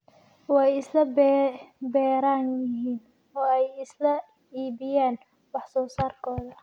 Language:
Somali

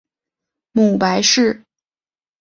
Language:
Chinese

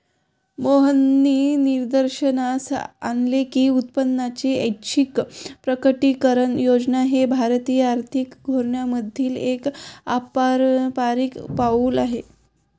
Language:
Marathi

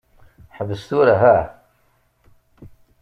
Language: Kabyle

